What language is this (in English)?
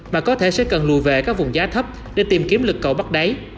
Vietnamese